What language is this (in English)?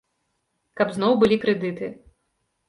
Belarusian